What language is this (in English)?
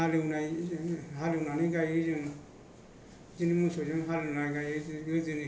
Bodo